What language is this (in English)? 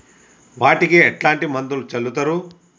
Telugu